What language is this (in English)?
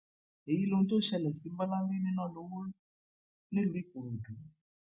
Yoruba